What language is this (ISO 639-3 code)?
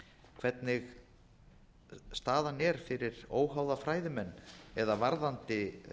isl